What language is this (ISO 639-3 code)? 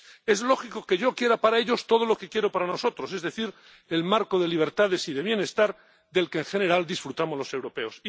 spa